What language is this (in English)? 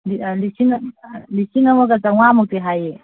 Manipuri